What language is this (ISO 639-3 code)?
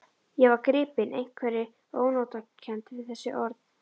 isl